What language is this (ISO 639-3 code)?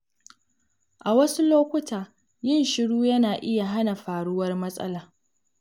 hau